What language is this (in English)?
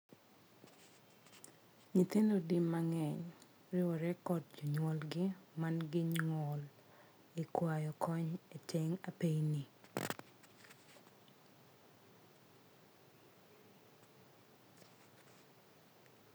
Luo (Kenya and Tanzania)